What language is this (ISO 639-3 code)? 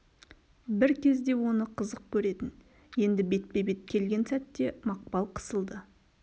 kaz